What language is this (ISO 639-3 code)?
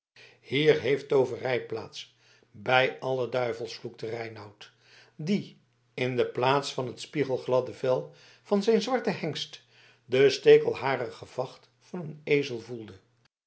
nld